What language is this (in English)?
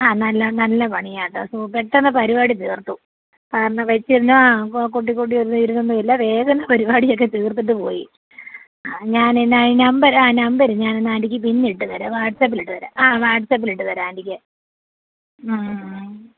Malayalam